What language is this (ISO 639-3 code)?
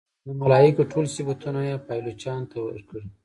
pus